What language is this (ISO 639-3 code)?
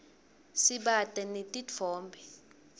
ssw